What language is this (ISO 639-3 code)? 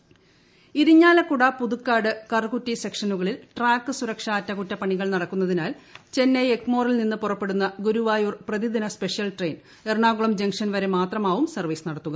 mal